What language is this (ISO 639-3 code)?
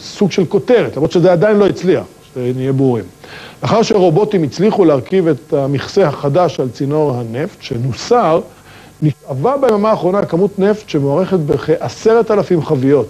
heb